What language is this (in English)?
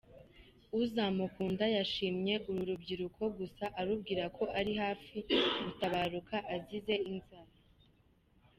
Kinyarwanda